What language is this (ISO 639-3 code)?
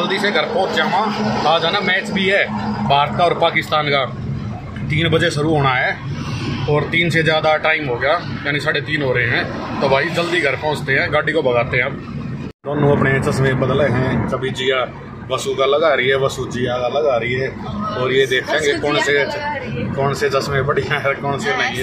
hin